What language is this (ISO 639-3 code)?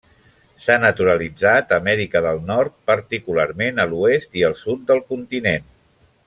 cat